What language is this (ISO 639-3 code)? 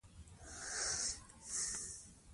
pus